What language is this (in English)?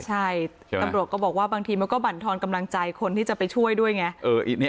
Thai